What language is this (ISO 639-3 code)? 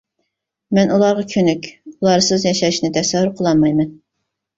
uig